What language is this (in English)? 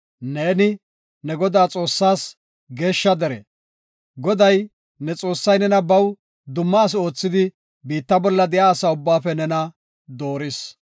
Gofa